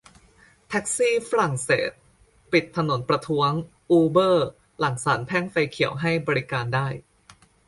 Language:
Thai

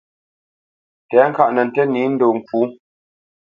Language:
Bamenyam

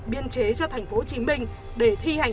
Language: Vietnamese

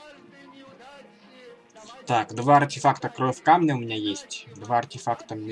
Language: Russian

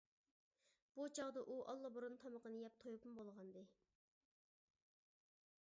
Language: Uyghur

